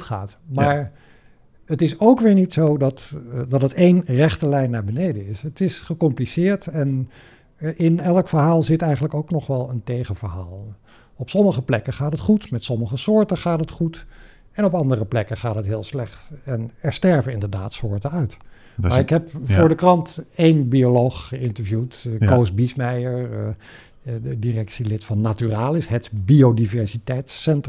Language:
Dutch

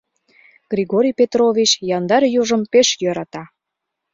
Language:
Mari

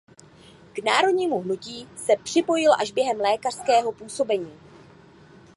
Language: Czech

